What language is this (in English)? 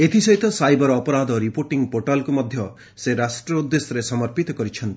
Odia